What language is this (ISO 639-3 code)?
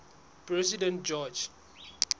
sot